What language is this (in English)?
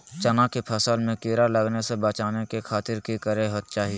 Magahi